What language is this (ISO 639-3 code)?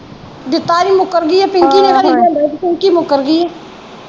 pan